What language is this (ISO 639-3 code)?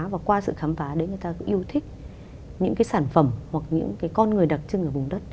vie